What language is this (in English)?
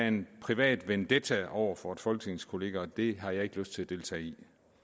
Danish